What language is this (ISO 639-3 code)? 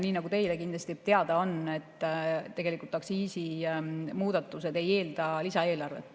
est